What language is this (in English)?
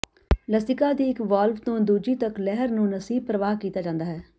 Punjabi